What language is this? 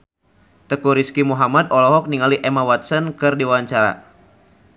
Sundanese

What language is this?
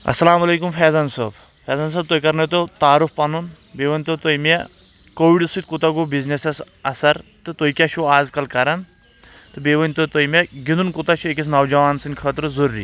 Kashmiri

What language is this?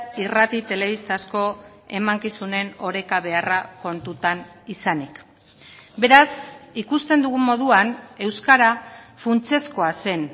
Basque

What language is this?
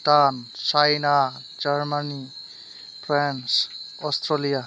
Bodo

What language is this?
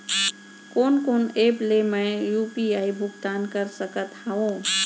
Chhattisgarhi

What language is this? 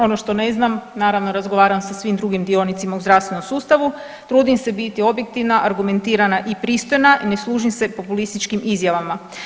Croatian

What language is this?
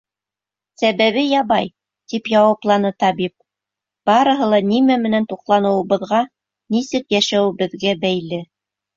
Bashkir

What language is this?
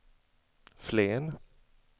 Swedish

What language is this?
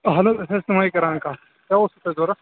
Kashmiri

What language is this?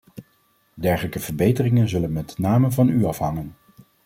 Dutch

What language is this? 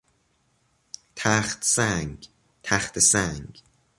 Persian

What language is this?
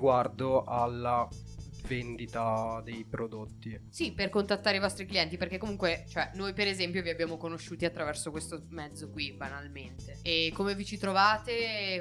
Italian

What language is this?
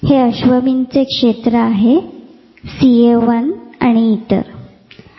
Marathi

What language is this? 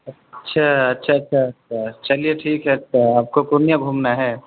Urdu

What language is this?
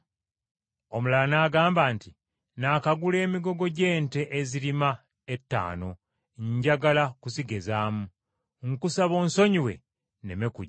Ganda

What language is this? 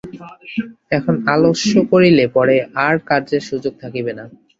Bangla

